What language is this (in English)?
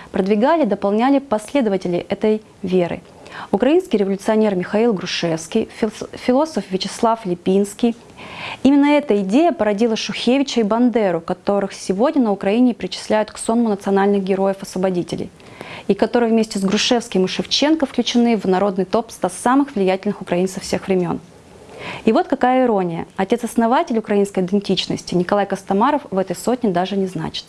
Russian